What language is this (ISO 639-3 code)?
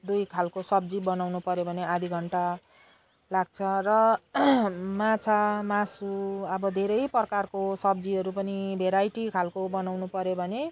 nep